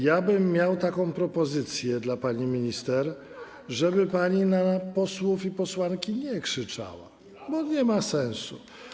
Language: Polish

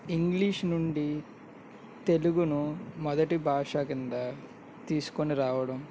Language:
Telugu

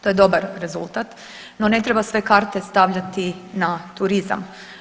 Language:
Croatian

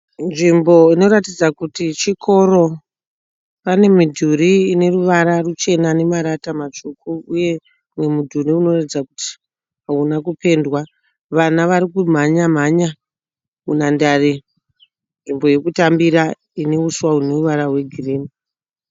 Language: Shona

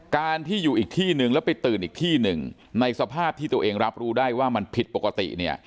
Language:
Thai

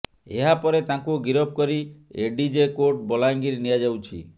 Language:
Odia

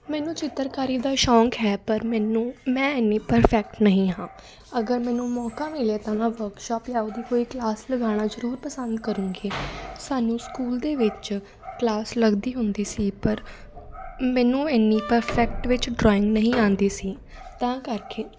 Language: Punjabi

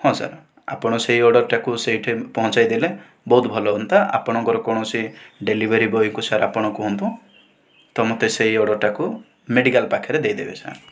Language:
Odia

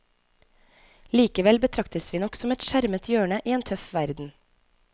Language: Norwegian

